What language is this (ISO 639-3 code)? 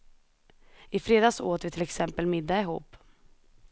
swe